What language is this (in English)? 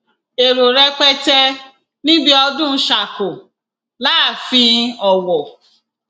Yoruba